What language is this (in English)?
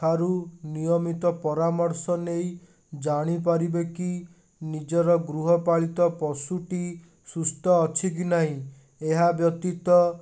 Odia